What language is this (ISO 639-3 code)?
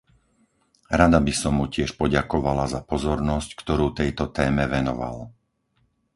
slk